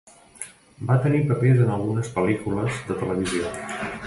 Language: Catalan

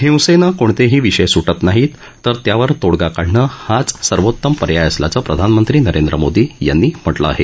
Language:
Marathi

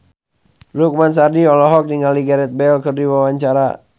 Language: Sundanese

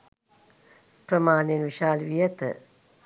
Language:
Sinhala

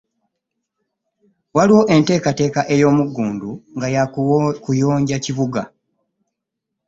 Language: Ganda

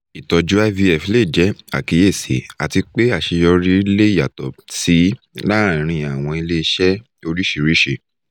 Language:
Yoruba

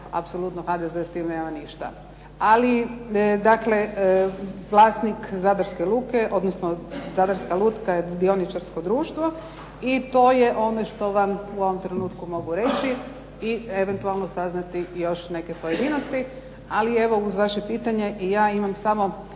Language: Croatian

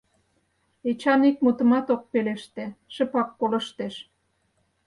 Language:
Mari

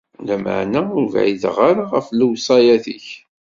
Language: Kabyle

